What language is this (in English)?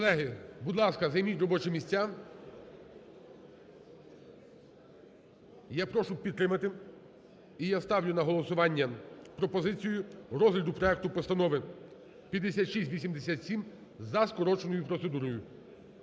Ukrainian